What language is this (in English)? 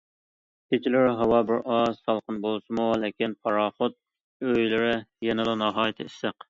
Uyghur